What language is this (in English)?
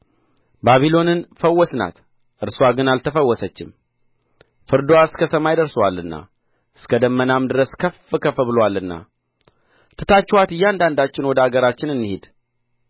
Amharic